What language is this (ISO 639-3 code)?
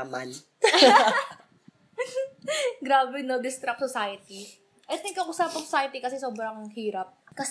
fil